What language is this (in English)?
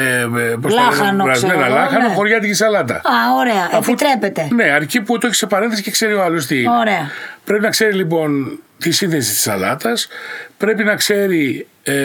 Greek